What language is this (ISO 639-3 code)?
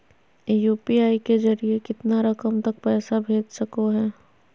mag